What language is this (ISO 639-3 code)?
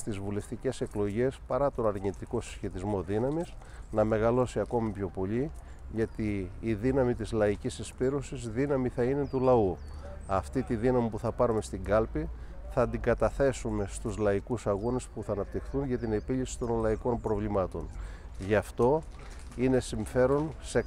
ell